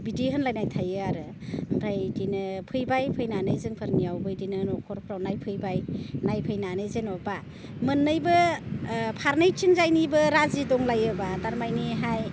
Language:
Bodo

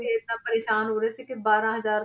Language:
Punjabi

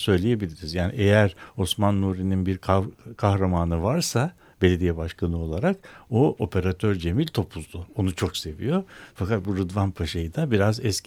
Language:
Turkish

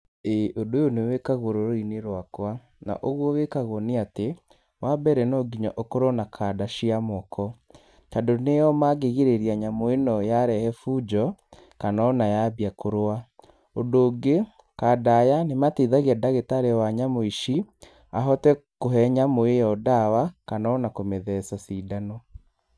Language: Kikuyu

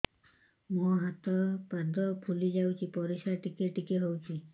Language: Odia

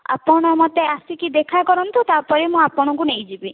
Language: Odia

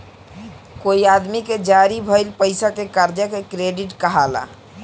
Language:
Bhojpuri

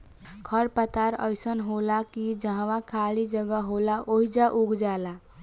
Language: Bhojpuri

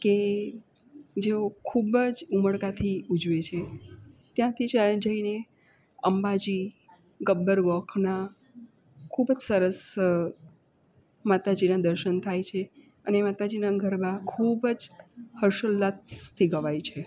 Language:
Gujarati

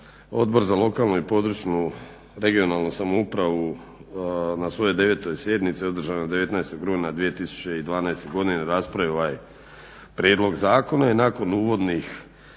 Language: Croatian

